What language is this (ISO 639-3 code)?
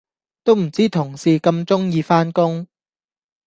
yue